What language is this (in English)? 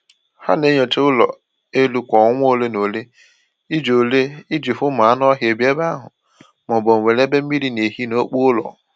Igbo